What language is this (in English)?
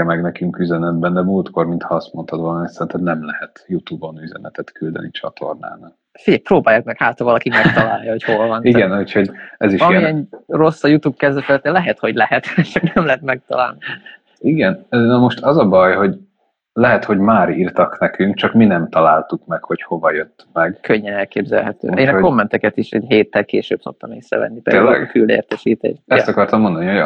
Hungarian